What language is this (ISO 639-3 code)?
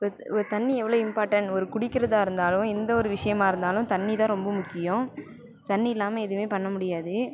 tam